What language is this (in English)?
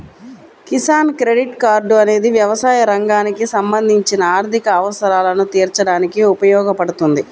Telugu